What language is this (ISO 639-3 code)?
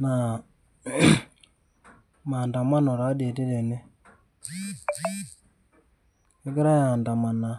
mas